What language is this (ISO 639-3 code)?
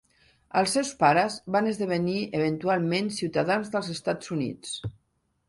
cat